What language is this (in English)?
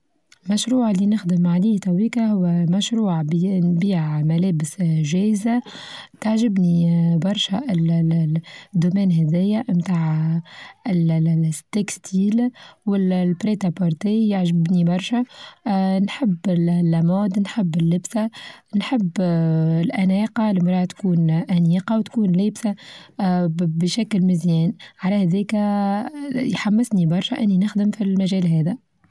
Tunisian Arabic